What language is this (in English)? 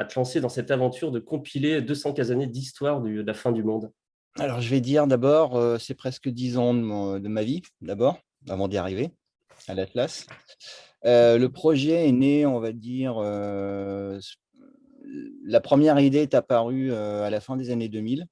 French